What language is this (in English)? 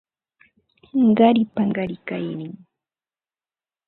Ambo-Pasco Quechua